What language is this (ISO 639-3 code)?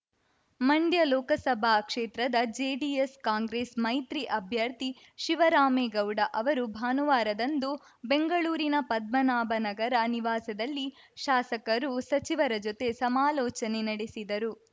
kan